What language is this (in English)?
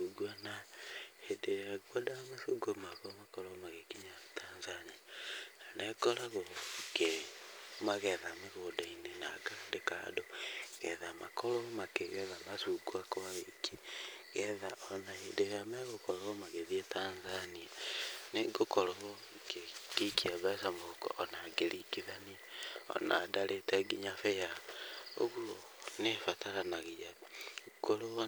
Kikuyu